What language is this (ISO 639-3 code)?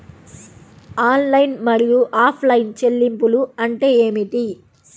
tel